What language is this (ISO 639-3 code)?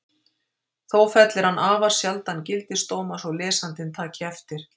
isl